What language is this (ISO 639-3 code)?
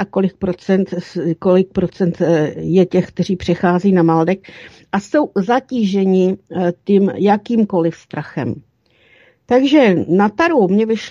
ces